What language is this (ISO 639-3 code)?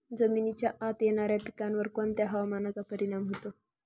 mar